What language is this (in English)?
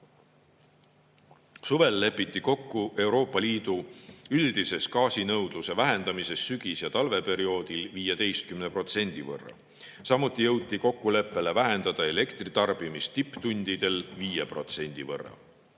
Estonian